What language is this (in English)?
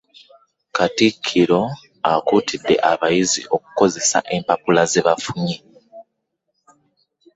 Ganda